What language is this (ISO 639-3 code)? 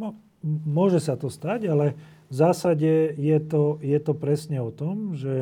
slk